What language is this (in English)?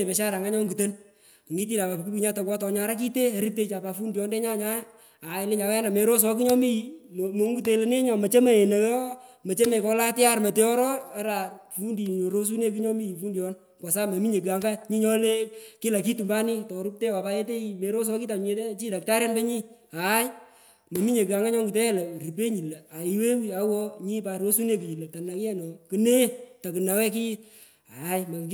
Pökoot